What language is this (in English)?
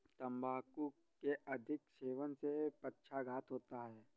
Hindi